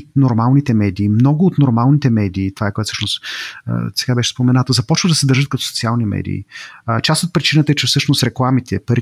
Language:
Bulgarian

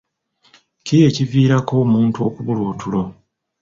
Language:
Ganda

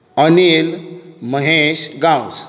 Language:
Konkani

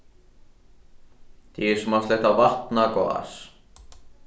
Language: Faroese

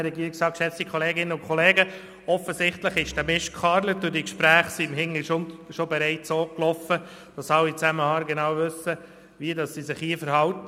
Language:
Swiss German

